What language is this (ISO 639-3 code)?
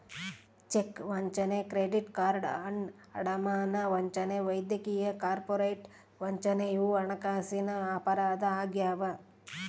kan